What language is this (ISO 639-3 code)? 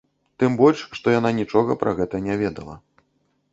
bel